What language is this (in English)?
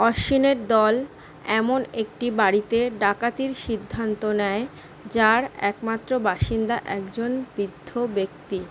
Bangla